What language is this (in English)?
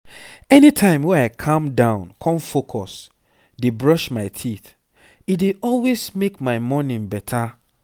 Nigerian Pidgin